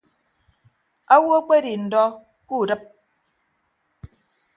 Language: Ibibio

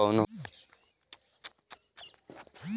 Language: Bhojpuri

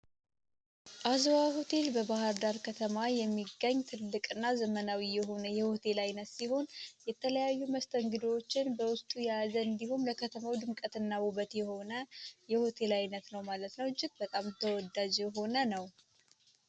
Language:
Amharic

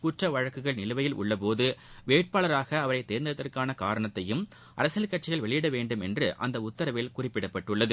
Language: Tamil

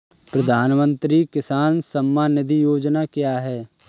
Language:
Hindi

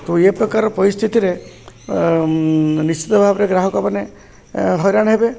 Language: Odia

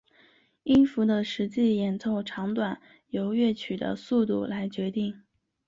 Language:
Chinese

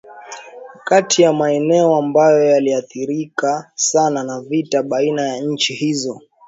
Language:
Swahili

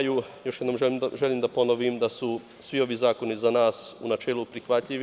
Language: Serbian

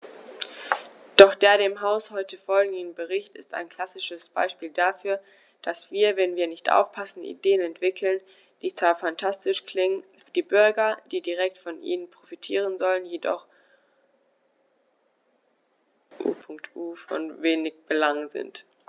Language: German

